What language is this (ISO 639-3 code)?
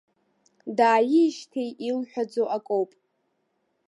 abk